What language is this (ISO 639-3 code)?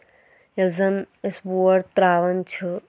kas